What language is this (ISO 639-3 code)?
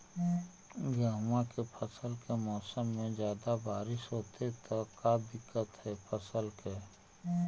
mag